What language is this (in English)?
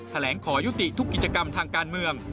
Thai